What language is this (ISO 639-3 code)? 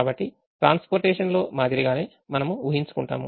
tel